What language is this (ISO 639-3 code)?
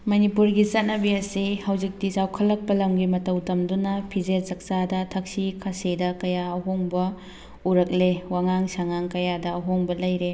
mni